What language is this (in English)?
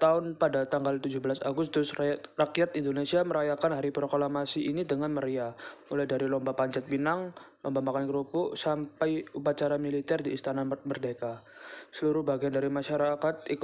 Indonesian